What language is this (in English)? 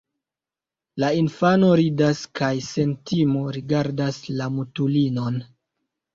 Esperanto